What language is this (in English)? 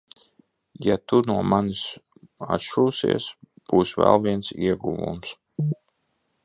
Latvian